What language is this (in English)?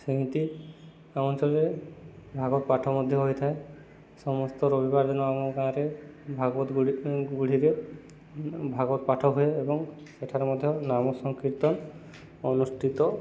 Odia